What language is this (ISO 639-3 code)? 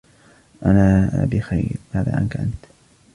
ara